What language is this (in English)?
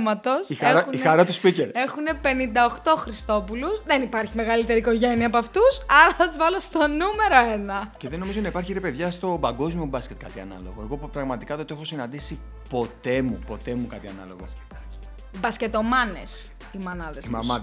Greek